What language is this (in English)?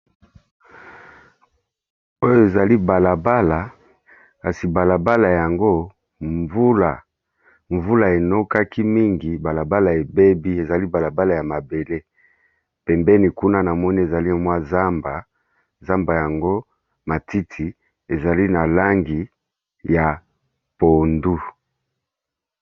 Lingala